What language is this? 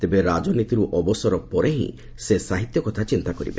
Odia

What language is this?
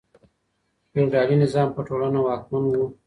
Pashto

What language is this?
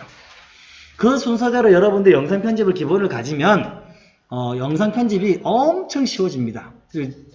Korean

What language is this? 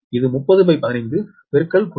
Tamil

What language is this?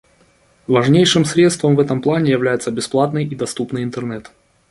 Russian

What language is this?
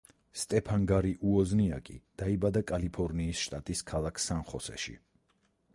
Georgian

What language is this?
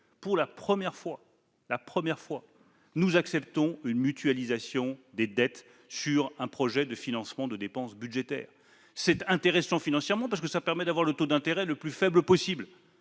French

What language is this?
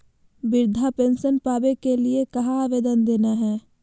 Magahi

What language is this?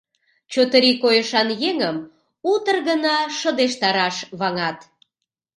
Mari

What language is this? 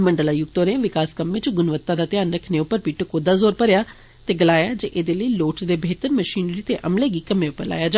Dogri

